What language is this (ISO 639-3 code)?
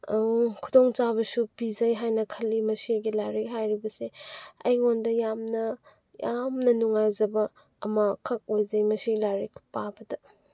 mni